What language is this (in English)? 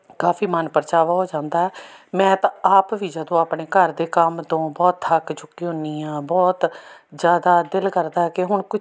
Punjabi